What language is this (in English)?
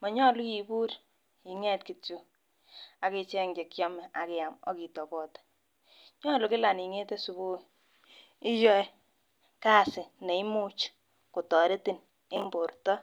Kalenjin